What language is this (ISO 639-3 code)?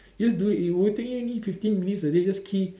eng